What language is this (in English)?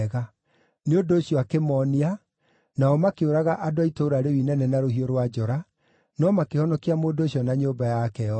Kikuyu